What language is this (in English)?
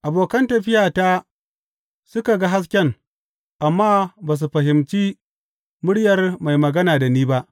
Hausa